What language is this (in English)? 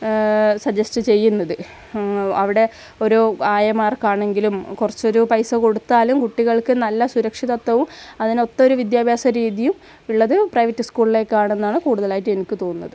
Malayalam